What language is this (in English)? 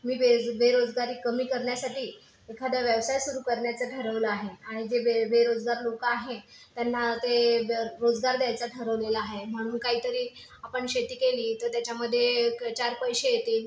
Marathi